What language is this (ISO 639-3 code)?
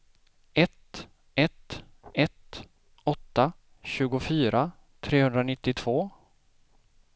swe